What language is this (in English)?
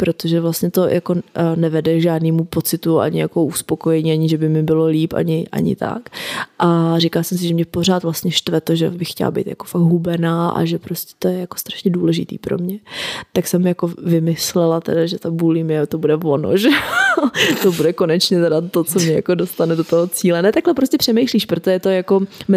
Czech